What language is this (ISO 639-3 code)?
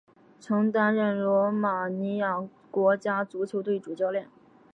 zho